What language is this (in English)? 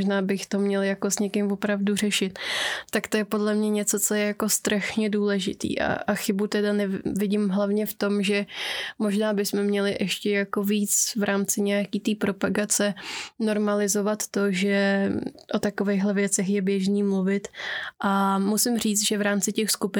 Czech